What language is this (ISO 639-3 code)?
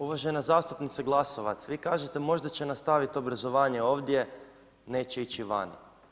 hrv